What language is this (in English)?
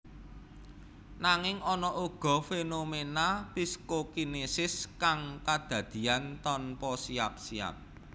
Javanese